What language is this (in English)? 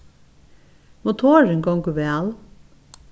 Faroese